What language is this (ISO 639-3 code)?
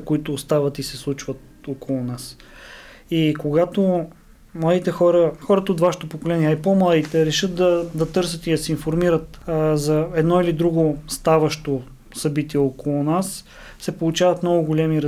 bul